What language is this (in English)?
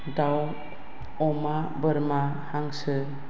Bodo